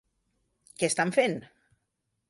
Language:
Catalan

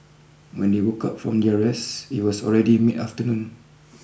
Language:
English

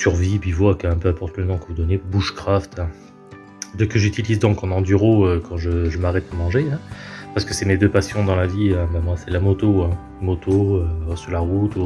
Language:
French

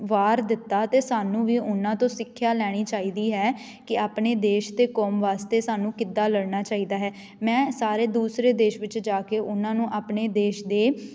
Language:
Punjabi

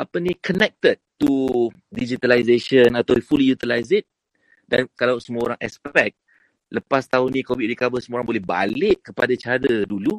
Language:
Malay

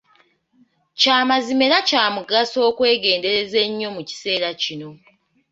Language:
Ganda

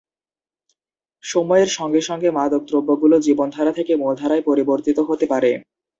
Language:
Bangla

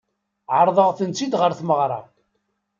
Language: Kabyle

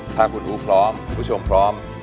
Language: Thai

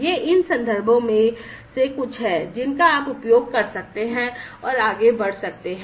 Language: Hindi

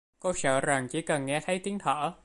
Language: Vietnamese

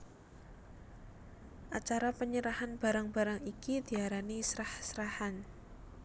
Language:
Javanese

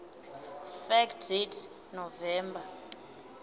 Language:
Venda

